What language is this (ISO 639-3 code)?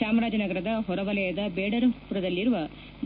kan